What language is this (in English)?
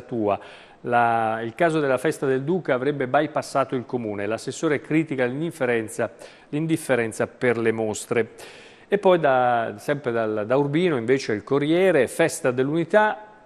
Italian